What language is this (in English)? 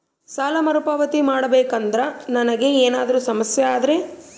Kannada